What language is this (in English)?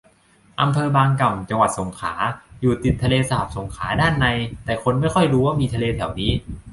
Thai